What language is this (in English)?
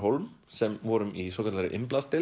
Icelandic